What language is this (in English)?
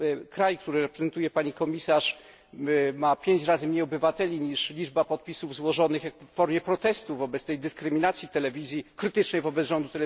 Polish